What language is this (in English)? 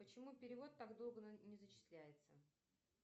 Russian